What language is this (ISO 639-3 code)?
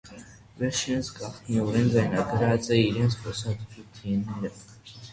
hye